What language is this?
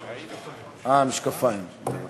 Hebrew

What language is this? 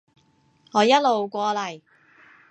Cantonese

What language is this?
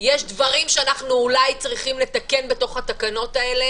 Hebrew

